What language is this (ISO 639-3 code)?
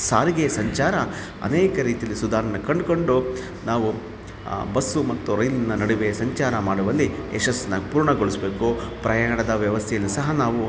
kan